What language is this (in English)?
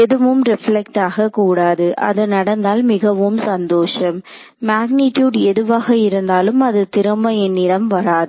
Tamil